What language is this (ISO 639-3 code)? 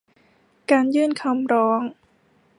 tha